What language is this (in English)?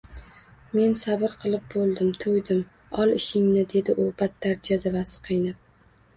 Uzbek